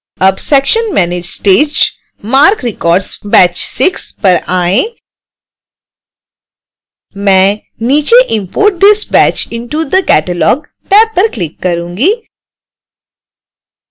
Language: Hindi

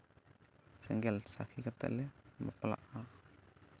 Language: Santali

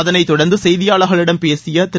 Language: Tamil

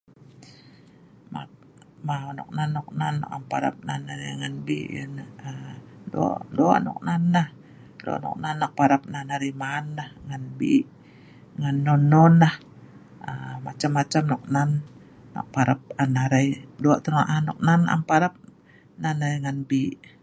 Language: Sa'ban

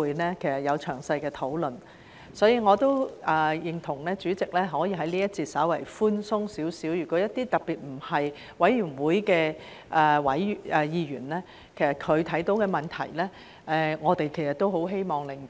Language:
Cantonese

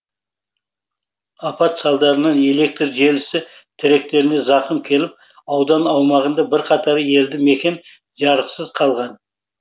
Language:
Kazakh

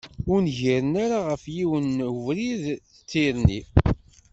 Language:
Kabyle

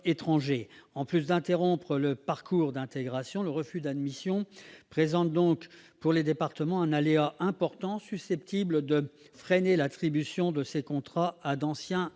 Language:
French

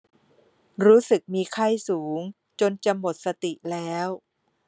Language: Thai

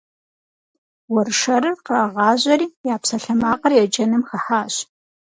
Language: Kabardian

